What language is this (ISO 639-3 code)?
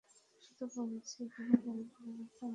ben